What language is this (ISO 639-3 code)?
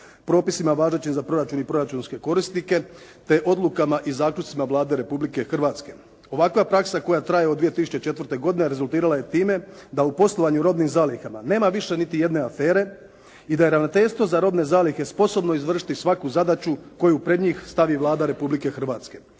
hrv